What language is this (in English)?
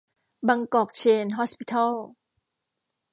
Thai